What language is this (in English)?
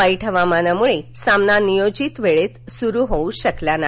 Marathi